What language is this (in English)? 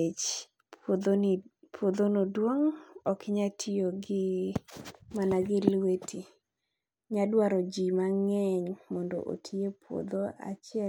Luo (Kenya and Tanzania)